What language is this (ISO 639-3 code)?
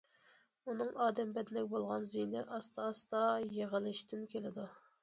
uig